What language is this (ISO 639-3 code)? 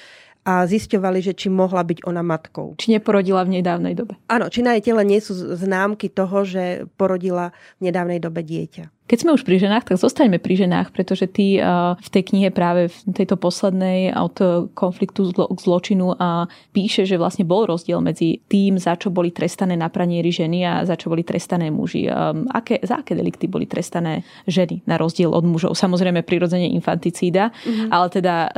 slk